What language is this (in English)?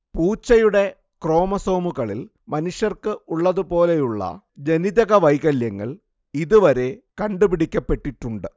Malayalam